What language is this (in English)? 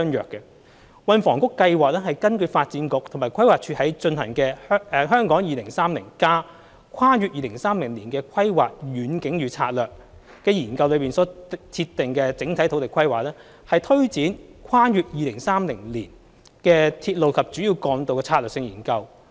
Cantonese